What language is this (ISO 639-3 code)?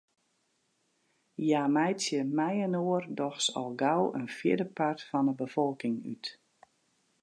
fry